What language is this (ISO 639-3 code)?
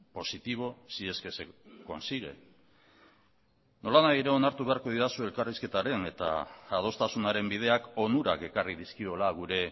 eus